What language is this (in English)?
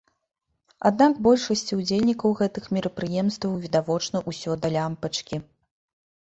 Belarusian